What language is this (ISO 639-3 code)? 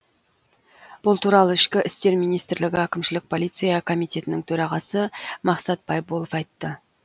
kaz